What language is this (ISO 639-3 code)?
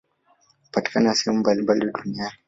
swa